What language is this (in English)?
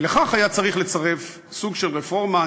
Hebrew